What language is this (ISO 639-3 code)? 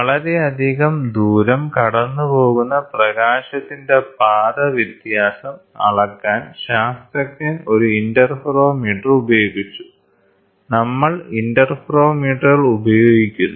mal